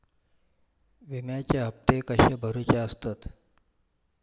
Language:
Marathi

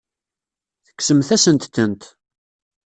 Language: Kabyle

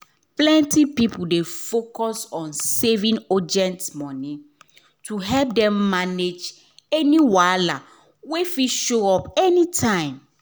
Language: Nigerian Pidgin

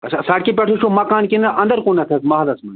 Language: Kashmiri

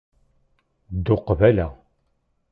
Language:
Kabyle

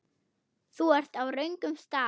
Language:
Icelandic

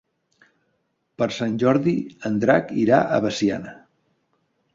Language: Catalan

